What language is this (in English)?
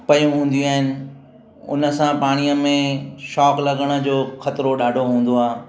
Sindhi